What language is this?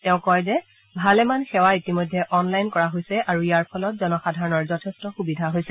Assamese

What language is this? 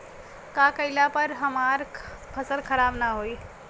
Bhojpuri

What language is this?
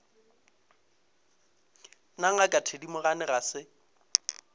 Northern Sotho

